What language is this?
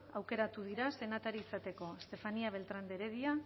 Basque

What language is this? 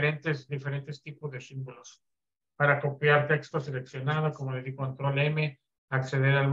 Spanish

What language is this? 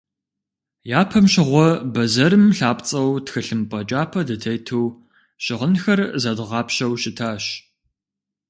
Kabardian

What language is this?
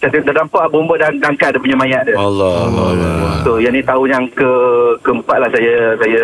Malay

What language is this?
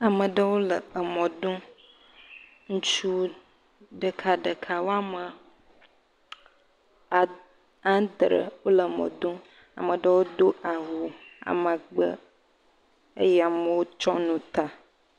Ewe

